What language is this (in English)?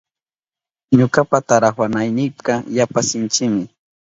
Southern Pastaza Quechua